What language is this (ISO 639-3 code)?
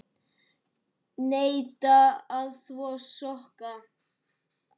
isl